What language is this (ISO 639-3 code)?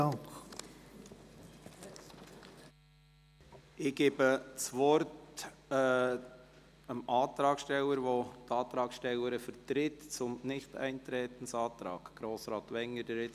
gsw